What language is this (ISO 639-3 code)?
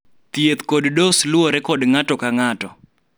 luo